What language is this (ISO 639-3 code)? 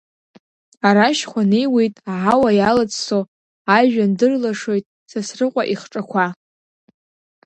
abk